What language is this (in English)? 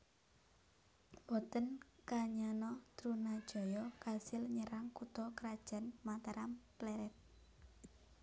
Javanese